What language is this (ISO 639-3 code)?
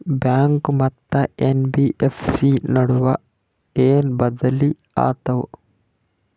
kan